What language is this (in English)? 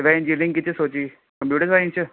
Punjabi